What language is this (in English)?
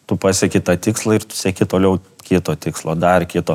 Lithuanian